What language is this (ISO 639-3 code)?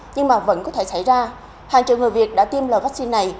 vie